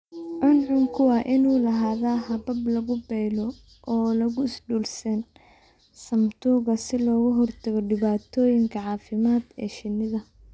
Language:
Somali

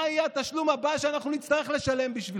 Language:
Hebrew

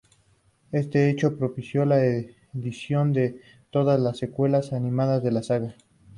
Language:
Spanish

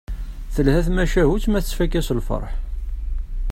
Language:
Kabyle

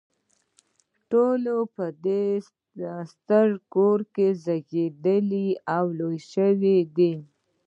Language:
Pashto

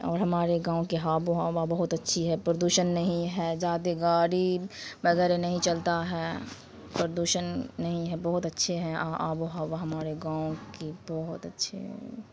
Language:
Urdu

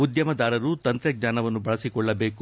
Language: Kannada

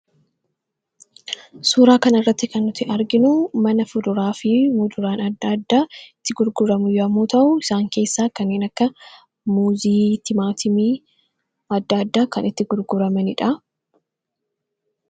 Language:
Oromo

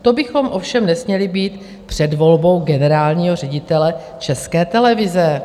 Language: Czech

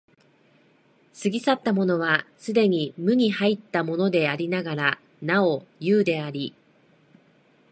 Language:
Japanese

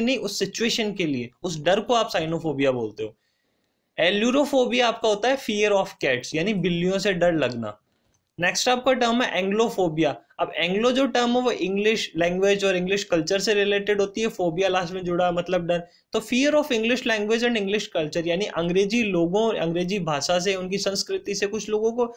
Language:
Hindi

